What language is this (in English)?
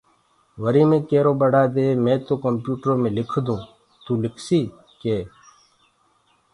Gurgula